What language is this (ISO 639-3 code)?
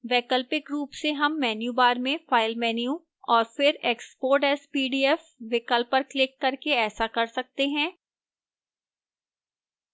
hin